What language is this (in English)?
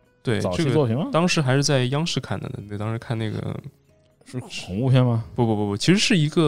Chinese